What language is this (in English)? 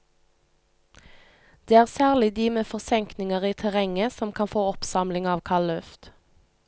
Norwegian